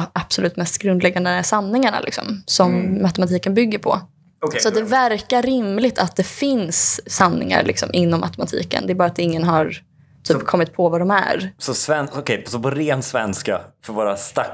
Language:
Swedish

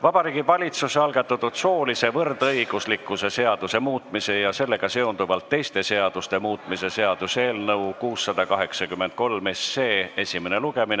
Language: Estonian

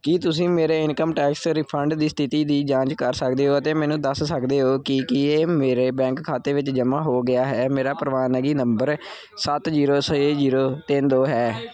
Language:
Punjabi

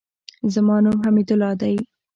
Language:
Pashto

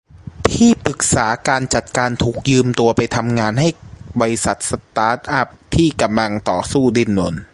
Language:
Thai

